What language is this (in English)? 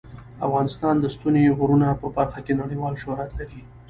Pashto